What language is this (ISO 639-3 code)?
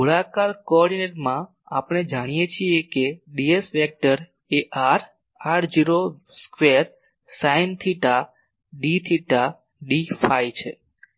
guj